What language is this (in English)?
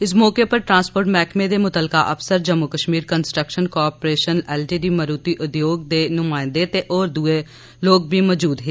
Dogri